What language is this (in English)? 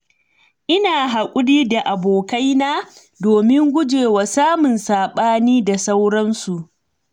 Hausa